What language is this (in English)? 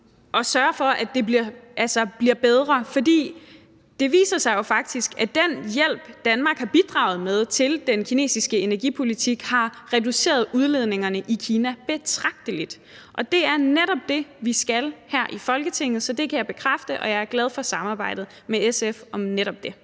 Danish